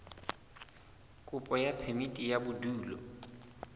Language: Southern Sotho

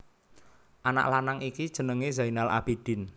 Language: Javanese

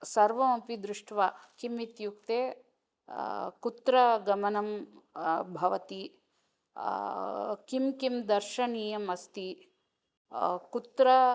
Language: Sanskrit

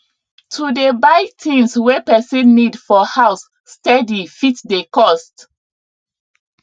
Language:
Nigerian Pidgin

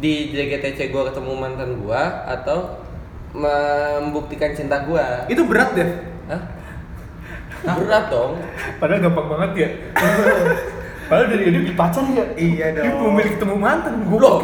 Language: Indonesian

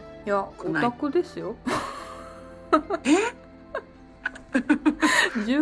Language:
Japanese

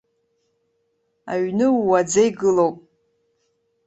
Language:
Abkhazian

